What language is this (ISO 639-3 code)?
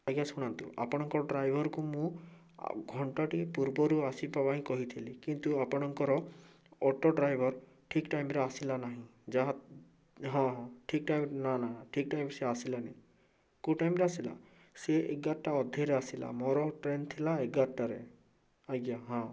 ori